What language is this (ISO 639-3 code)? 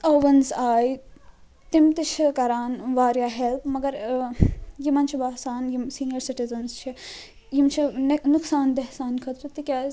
kas